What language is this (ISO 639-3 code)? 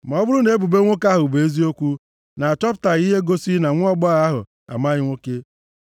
ibo